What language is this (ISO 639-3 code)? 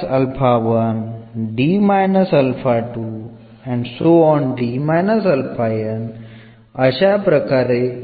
mal